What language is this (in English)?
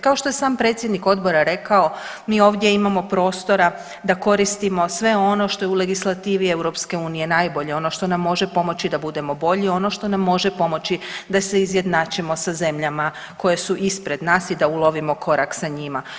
Croatian